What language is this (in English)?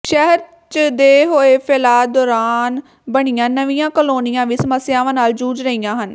Punjabi